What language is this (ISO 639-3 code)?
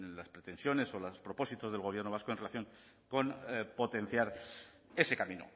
spa